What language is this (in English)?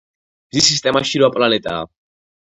Georgian